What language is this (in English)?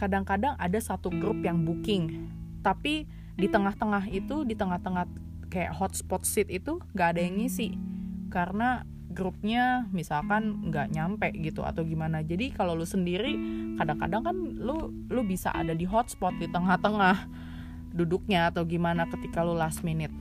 Indonesian